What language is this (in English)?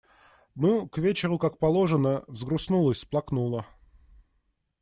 Russian